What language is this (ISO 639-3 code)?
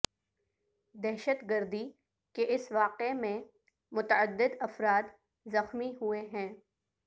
urd